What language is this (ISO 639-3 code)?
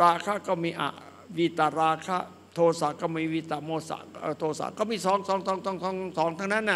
tha